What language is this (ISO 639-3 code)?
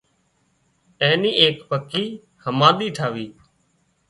kxp